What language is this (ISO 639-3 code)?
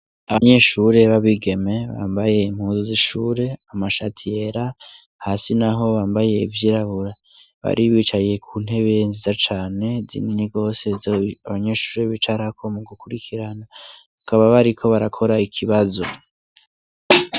run